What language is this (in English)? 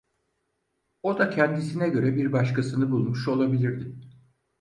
Turkish